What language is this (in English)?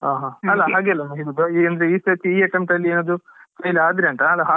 Kannada